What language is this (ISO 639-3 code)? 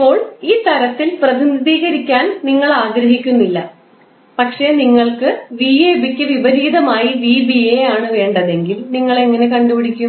mal